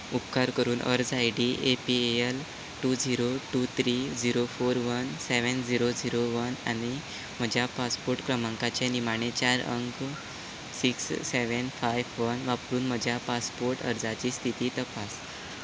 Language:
Konkani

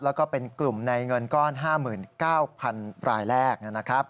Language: Thai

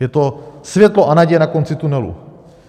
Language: Czech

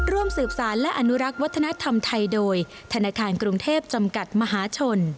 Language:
Thai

